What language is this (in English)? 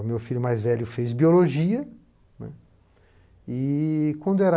Portuguese